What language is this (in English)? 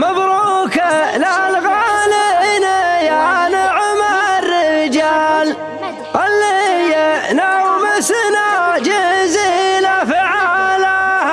Arabic